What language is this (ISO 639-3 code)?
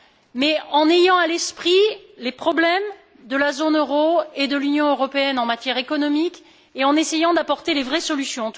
fra